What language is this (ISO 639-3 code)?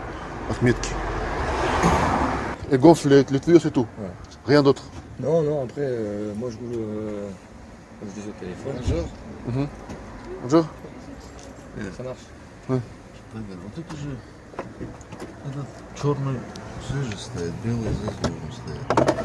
rus